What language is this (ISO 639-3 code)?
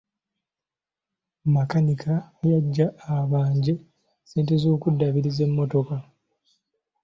lug